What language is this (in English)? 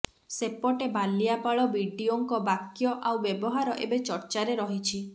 Odia